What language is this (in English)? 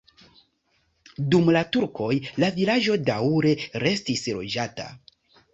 Esperanto